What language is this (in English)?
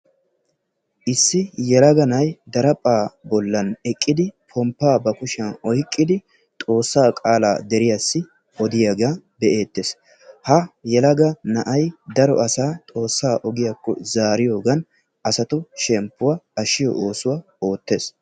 Wolaytta